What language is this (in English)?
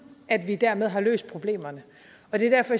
Danish